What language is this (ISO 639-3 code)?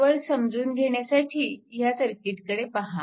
mar